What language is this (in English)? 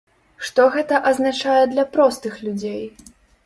Belarusian